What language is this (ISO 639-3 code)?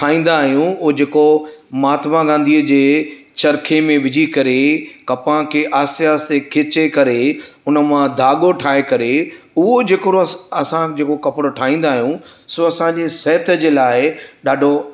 snd